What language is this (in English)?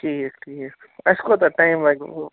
Kashmiri